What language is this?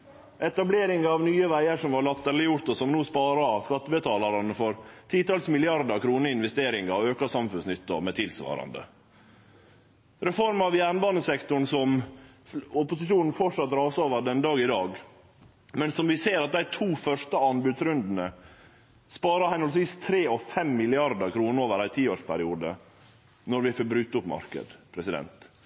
Norwegian Nynorsk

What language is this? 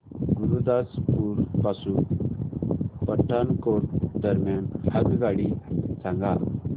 Marathi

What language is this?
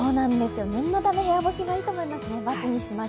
Japanese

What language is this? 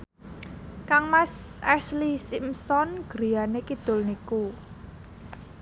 Javanese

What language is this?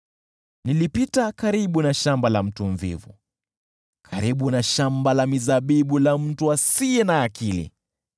Swahili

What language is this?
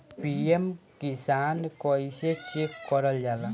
Bhojpuri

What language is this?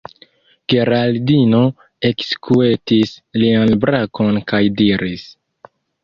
Esperanto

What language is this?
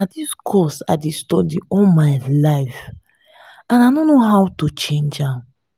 Nigerian Pidgin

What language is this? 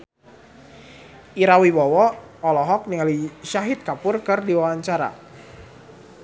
Sundanese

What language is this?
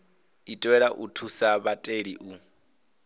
Venda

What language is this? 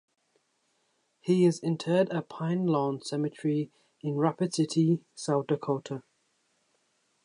English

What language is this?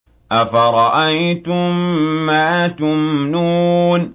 Arabic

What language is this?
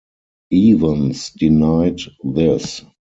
English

